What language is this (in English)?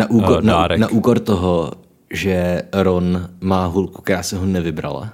Czech